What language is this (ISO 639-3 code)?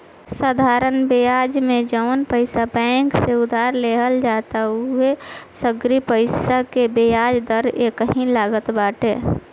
bho